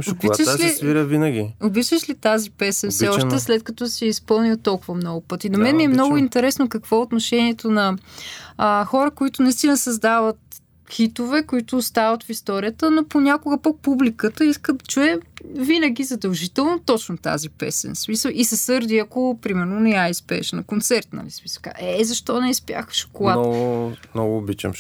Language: Bulgarian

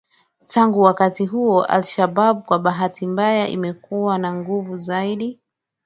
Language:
Swahili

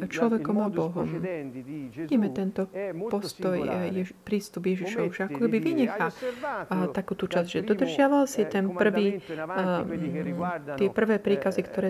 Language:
Slovak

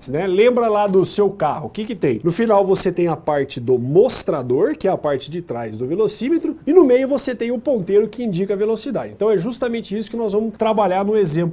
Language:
Portuguese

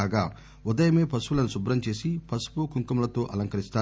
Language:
Telugu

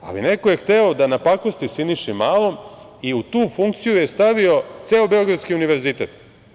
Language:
Serbian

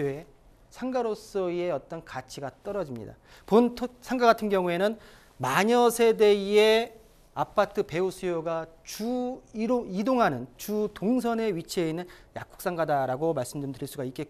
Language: Korean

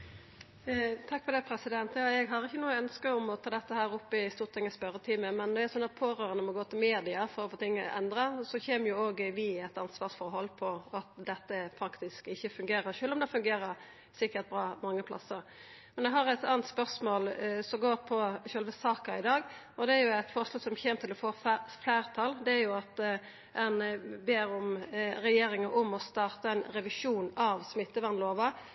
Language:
Norwegian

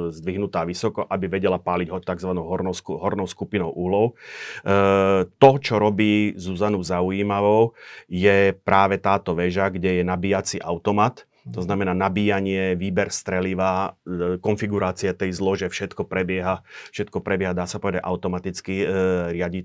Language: Slovak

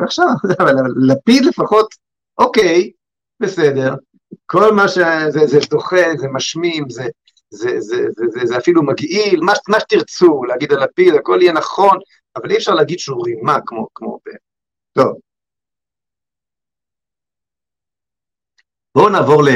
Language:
Hebrew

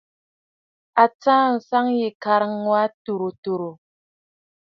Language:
Bafut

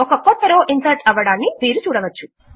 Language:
Telugu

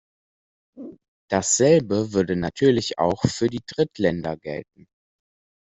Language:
German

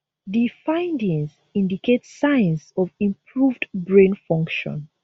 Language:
Nigerian Pidgin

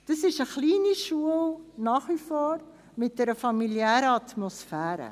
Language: Swiss German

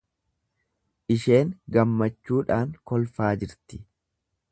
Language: Oromo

